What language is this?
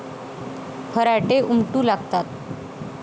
Marathi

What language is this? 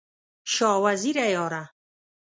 Pashto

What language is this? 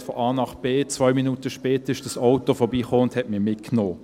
Swiss German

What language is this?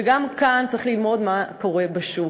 Hebrew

